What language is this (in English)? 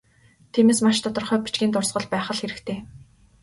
Mongolian